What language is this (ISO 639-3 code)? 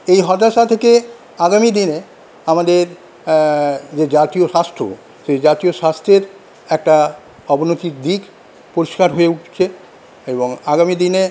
ben